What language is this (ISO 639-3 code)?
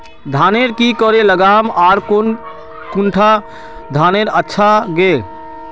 mag